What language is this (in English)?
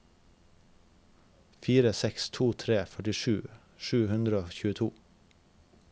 Norwegian